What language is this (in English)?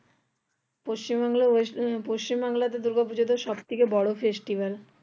Bangla